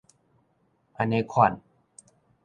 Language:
Min Nan Chinese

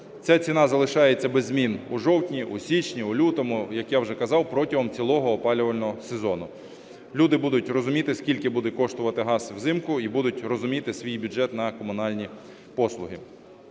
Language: Ukrainian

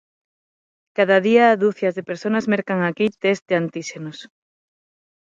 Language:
Galician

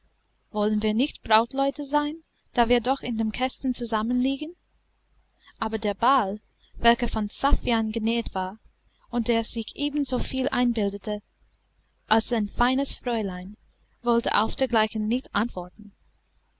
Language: German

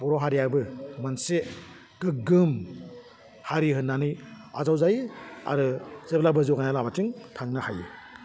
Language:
Bodo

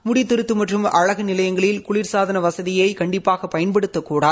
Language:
Tamil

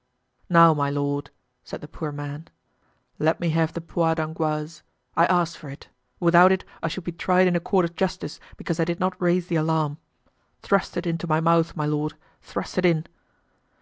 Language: English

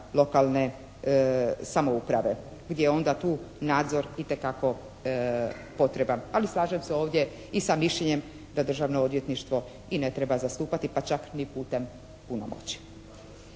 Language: Croatian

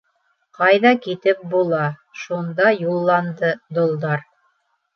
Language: Bashkir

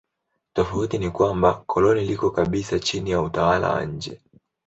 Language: Swahili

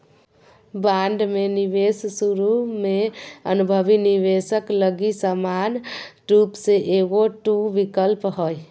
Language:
Magahi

